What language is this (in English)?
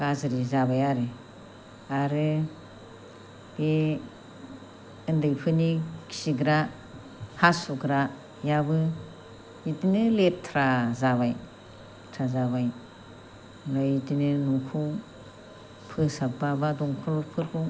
Bodo